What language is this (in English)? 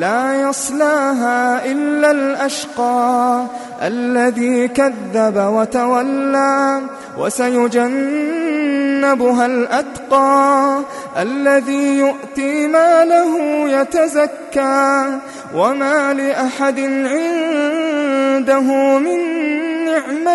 Arabic